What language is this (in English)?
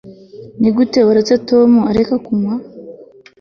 Kinyarwanda